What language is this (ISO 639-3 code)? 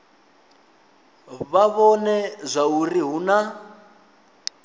ven